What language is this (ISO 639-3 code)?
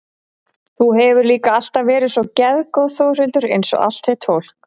isl